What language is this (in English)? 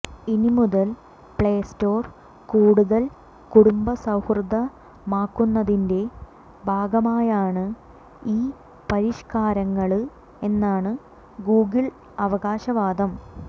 Malayalam